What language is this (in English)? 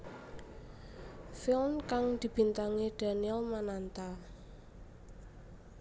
Javanese